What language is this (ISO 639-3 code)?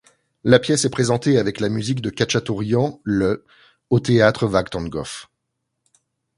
fra